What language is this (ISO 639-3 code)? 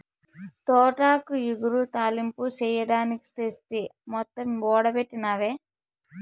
tel